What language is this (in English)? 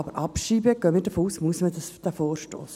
Swiss German